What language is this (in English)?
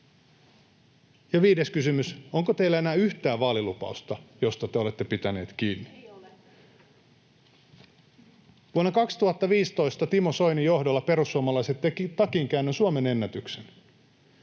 Finnish